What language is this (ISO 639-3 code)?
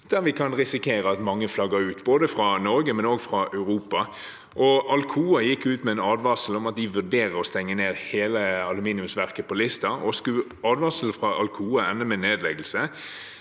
nor